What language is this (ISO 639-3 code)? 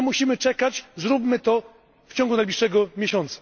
pol